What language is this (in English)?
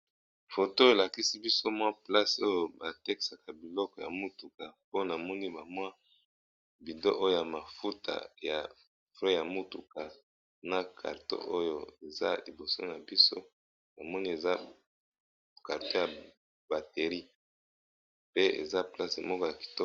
Lingala